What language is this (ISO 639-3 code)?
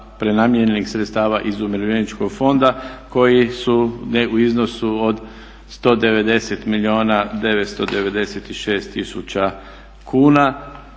hrv